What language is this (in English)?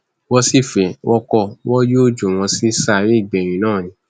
Yoruba